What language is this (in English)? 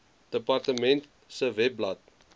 Afrikaans